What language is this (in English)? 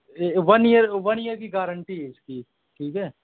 Urdu